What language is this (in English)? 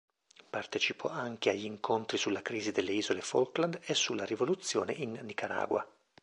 Italian